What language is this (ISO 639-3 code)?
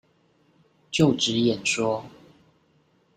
zho